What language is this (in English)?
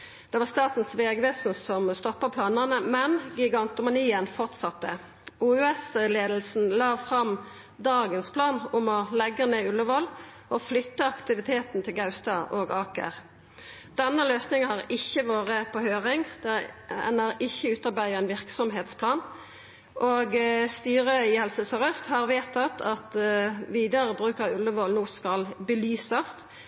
Norwegian Nynorsk